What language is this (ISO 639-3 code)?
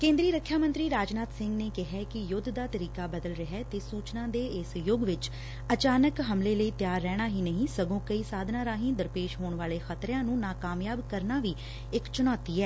pan